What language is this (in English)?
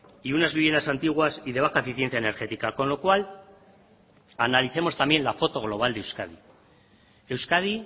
Spanish